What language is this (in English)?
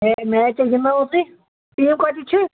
Kashmiri